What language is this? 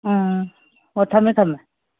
Manipuri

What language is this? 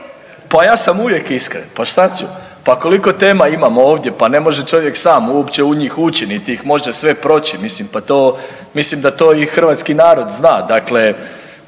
Croatian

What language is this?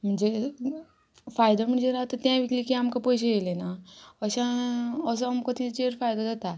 Konkani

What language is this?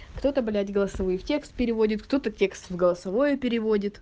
Russian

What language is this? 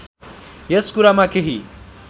Nepali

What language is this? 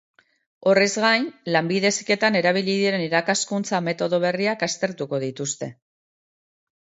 Basque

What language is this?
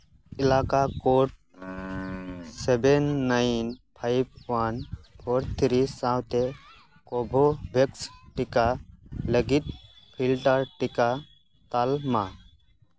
Santali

